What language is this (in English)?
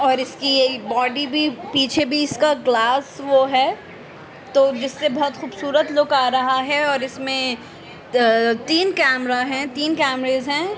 Urdu